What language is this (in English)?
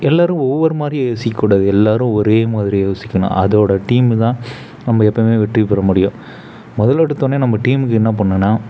Tamil